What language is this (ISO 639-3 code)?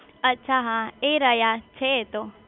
guj